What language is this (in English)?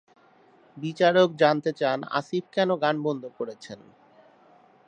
Bangla